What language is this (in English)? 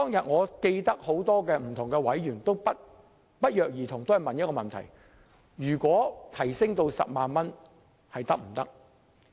Cantonese